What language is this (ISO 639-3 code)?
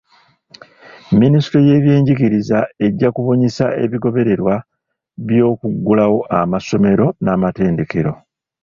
lug